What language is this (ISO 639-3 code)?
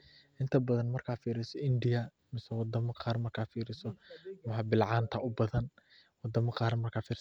som